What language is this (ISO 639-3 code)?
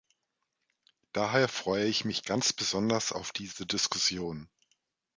deu